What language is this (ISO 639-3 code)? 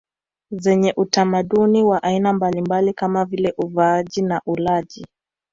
swa